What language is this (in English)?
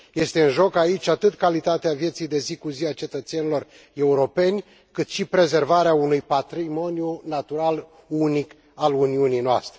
Romanian